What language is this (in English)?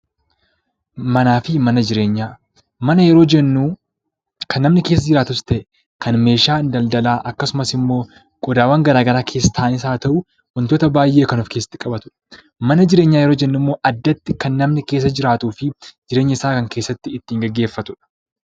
Oromo